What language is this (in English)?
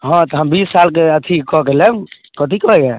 Maithili